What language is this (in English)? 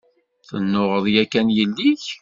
Kabyle